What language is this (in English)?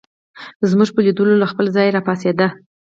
Pashto